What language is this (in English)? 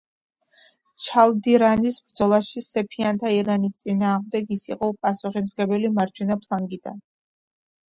Georgian